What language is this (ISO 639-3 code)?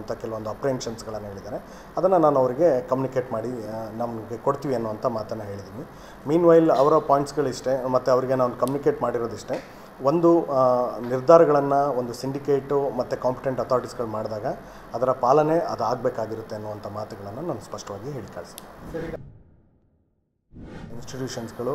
pol